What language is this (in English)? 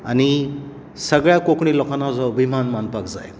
Konkani